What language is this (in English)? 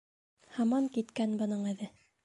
Bashkir